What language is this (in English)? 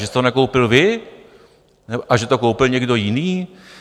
Czech